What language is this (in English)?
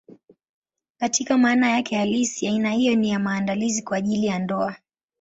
Swahili